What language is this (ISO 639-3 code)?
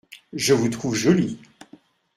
fra